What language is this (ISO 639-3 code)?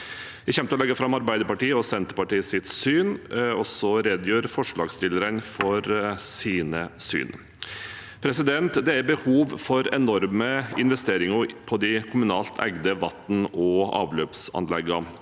nor